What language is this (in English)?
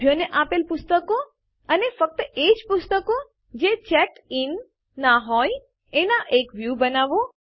Gujarati